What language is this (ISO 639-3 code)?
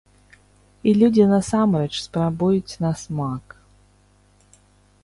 bel